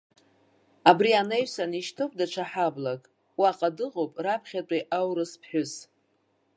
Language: Abkhazian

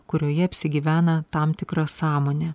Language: Lithuanian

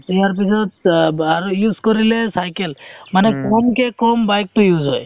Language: Assamese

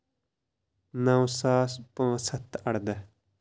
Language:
Kashmiri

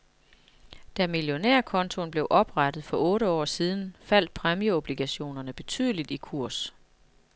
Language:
Danish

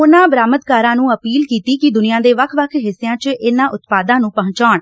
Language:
Punjabi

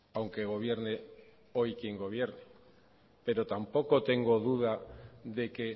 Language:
Spanish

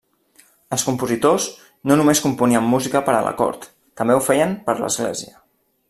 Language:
Catalan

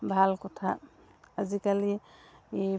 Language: Assamese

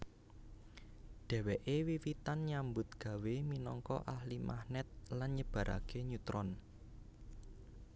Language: Javanese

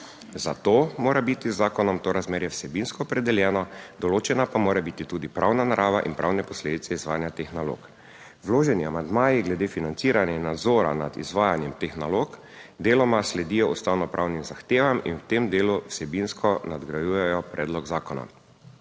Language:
Slovenian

